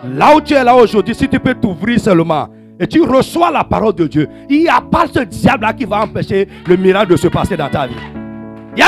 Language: French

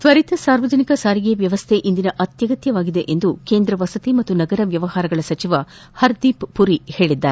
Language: Kannada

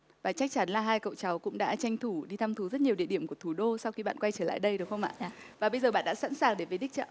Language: Vietnamese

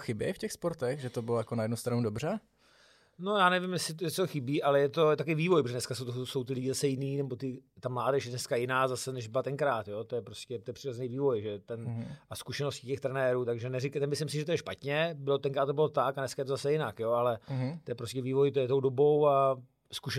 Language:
Czech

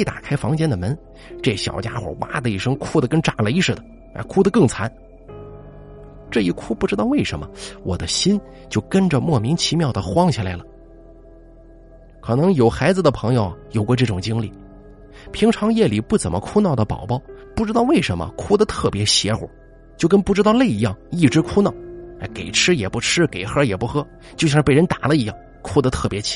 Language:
Chinese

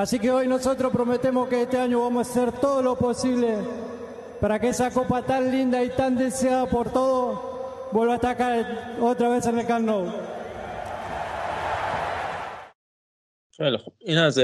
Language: Persian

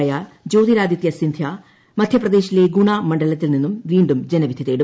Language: Malayalam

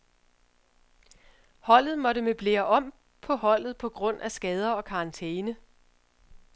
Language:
Danish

